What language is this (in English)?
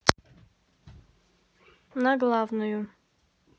Russian